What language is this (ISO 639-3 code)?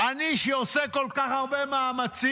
heb